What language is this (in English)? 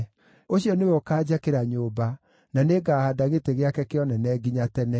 Kikuyu